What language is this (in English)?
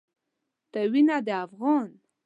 Pashto